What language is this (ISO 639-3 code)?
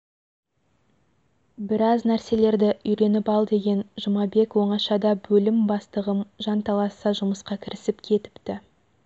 kaz